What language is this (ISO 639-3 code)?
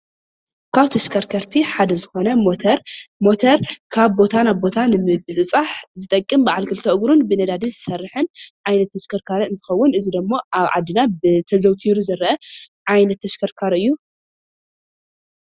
tir